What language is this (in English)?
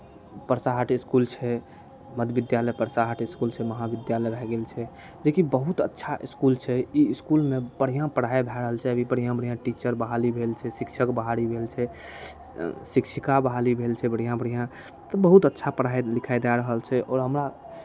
Maithili